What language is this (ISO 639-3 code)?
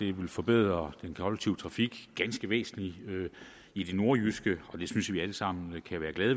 dan